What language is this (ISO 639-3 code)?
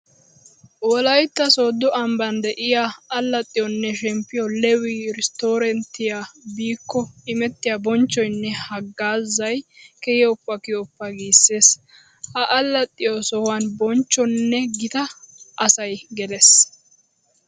wal